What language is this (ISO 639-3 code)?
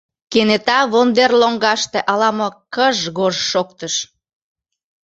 chm